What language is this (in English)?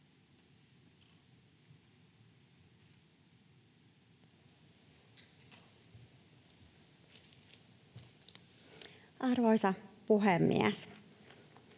Finnish